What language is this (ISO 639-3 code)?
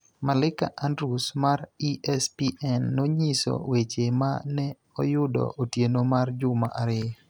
luo